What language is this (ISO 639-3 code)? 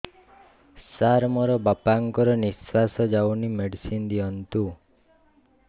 ori